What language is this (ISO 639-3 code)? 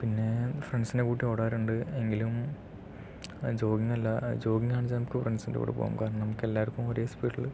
mal